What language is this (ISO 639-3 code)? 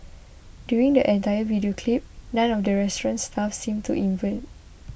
eng